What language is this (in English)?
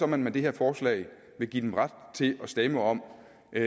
Danish